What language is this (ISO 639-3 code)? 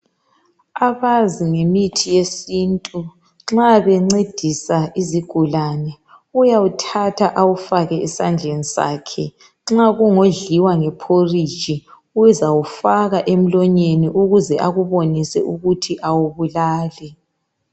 nde